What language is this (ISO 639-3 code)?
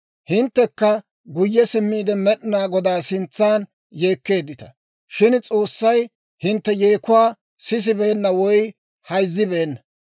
dwr